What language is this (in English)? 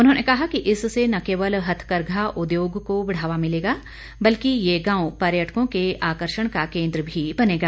Hindi